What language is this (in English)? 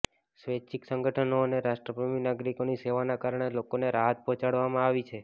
Gujarati